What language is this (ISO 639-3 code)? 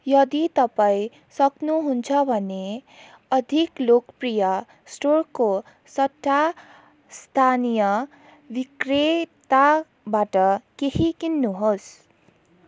nep